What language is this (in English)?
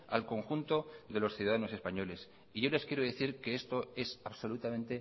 Spanish